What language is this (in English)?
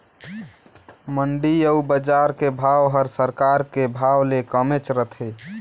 Chhattisgarhi